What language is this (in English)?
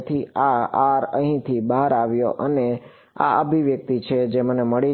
Gujarati